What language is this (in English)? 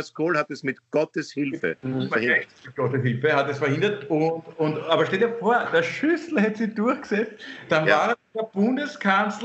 German